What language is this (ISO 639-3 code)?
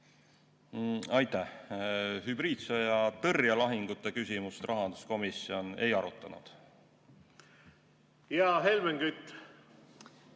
est